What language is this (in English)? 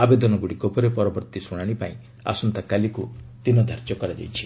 Odia